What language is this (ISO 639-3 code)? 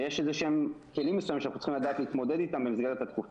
heb